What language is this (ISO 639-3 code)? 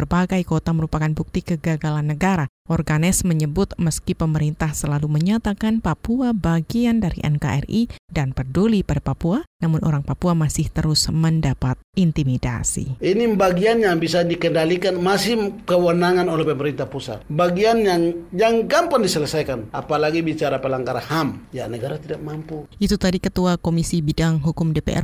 ind